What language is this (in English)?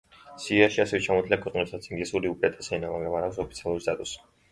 Georgian